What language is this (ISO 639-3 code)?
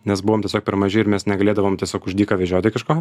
lit